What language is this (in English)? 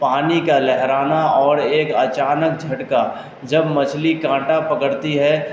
Urdu